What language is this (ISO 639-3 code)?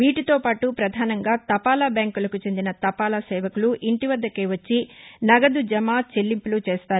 tel